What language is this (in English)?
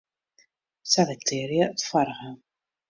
Western Frisian